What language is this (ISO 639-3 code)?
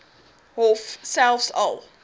afr